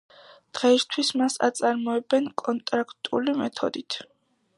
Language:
Georgian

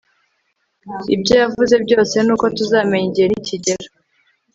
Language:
Kinyarwanda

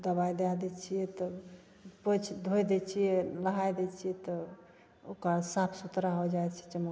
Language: Maithili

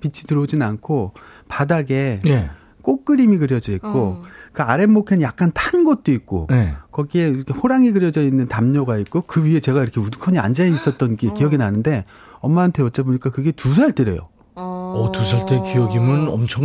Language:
Korean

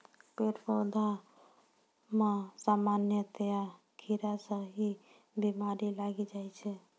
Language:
Maithili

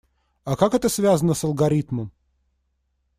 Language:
Russian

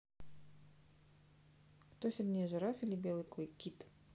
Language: Russian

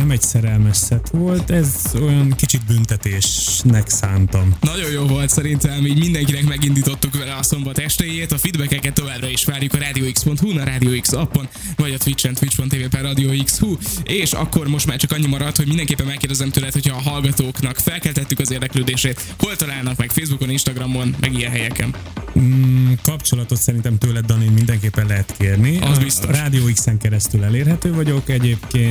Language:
Hungarian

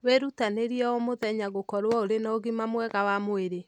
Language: Kikuyu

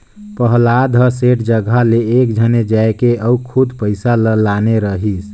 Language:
Chhattisgarhi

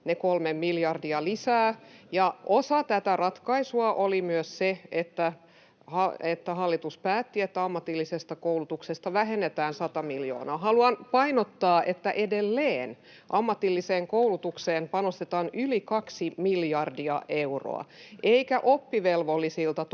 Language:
Finnish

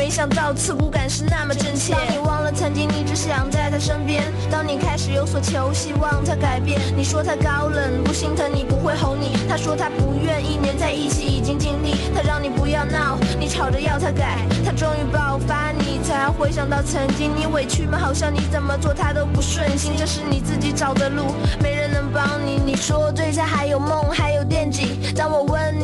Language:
Chinese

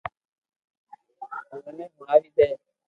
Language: Loarki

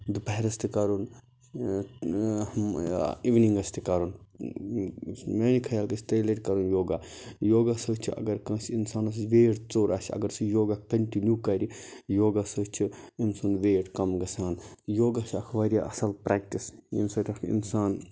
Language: Kashmiri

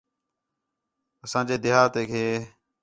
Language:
Khetrani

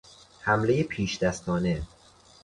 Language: Persian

